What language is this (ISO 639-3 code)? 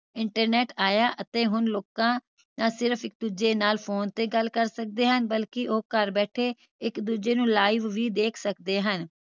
pan